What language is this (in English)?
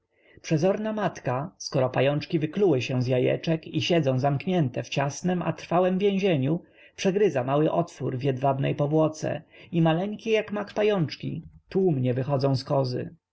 Polish